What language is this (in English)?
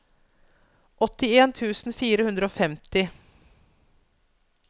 Norwegian